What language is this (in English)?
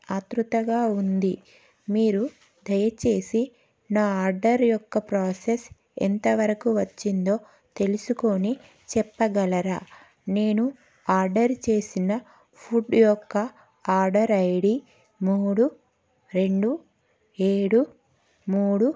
Telugu